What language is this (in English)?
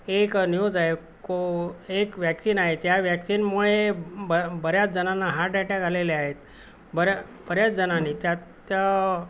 Marathi